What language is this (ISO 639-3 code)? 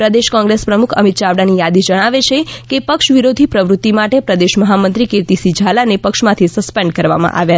guj